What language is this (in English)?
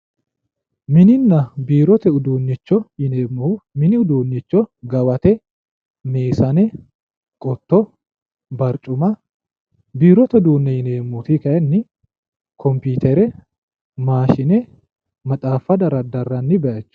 Sidamo